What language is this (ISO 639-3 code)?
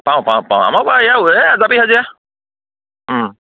asm